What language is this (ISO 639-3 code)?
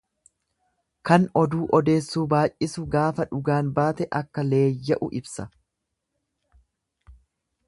orm